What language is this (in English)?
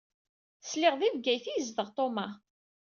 Kabyle